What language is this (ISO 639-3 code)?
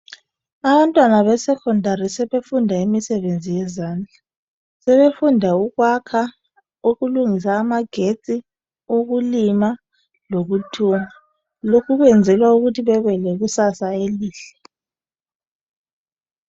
nde